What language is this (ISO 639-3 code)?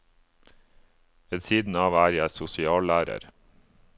nor